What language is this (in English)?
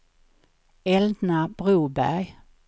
Swedish